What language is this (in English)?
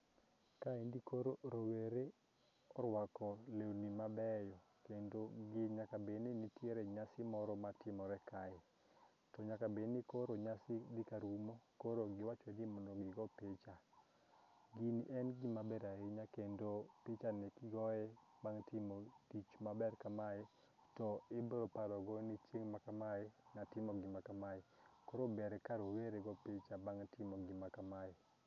Luo (Kenya and Tanzania)